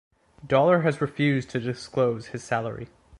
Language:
English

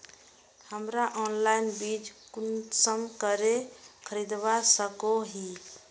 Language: Magahi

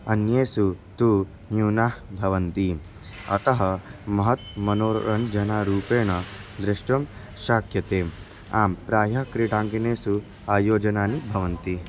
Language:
Sanskrit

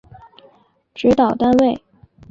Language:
Chinese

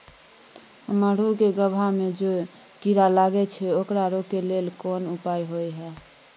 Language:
Maithili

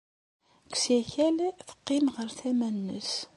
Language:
Kabyle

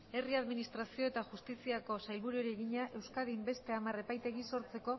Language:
Basque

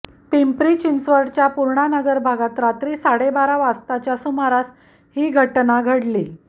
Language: Marathi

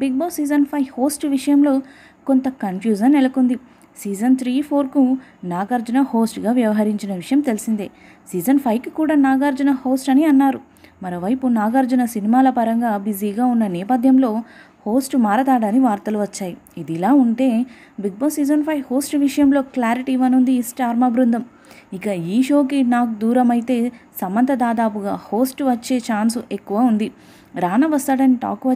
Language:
English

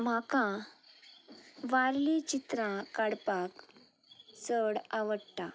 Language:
Konkani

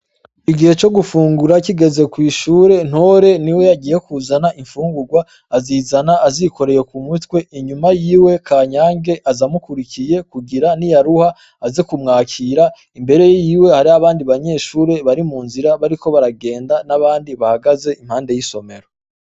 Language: Rundi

